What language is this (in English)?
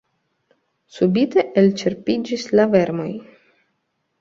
Esperanto